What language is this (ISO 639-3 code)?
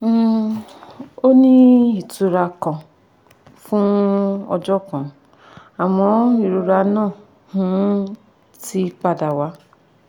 yor